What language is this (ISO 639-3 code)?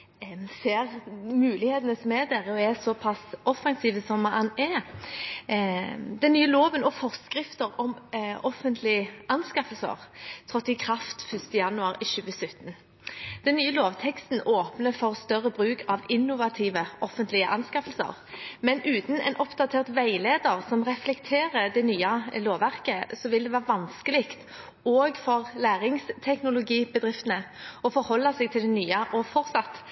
nob